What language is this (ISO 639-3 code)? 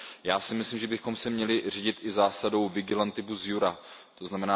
ces